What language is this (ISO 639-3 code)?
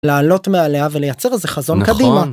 heb